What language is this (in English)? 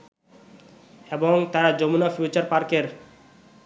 Bangla